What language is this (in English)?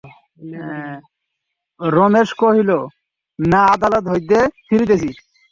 Bangla